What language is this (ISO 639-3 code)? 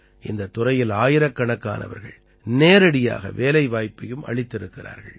tam